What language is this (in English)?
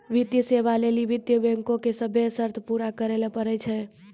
Maithili